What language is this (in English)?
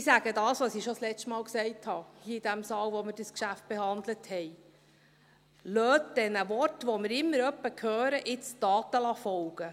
Swiss German